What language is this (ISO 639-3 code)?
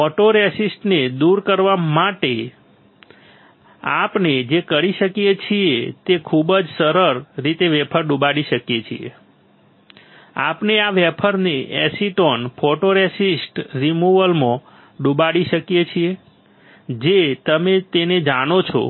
guj